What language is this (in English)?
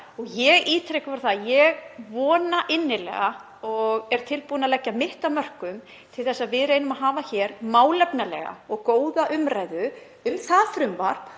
Icelandic